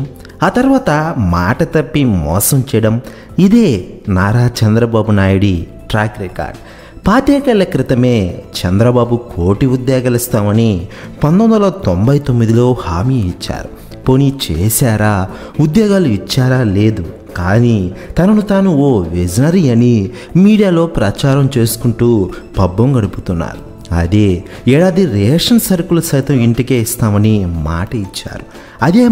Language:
Telugu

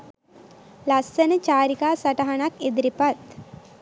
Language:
Sinhala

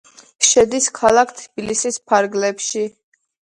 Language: Georgian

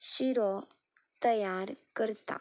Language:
Konkani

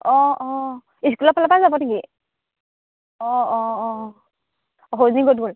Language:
Assamese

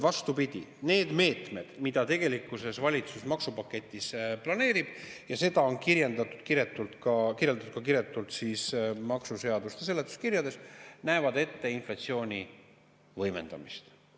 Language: Estonian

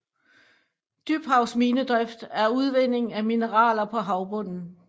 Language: Danish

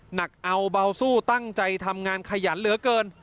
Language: Thai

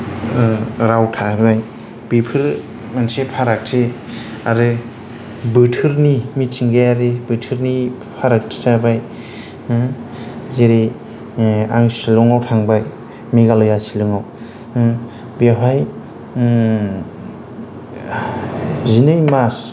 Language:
Bodo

